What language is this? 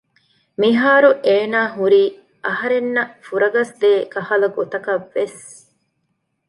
Divehi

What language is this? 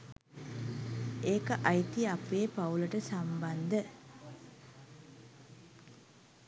Sinhala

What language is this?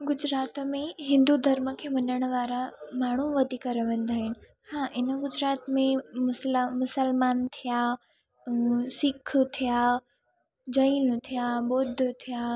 Sindhi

